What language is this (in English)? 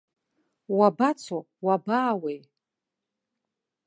Abkhazian